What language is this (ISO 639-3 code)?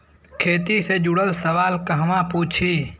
bho